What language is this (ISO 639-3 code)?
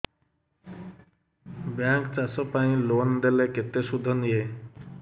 ori